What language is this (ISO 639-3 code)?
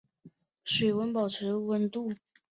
zho